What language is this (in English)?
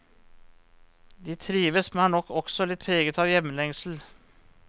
Norwegian